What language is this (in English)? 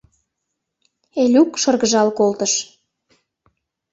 Mari